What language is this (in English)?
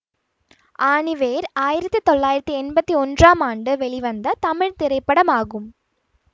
Tamil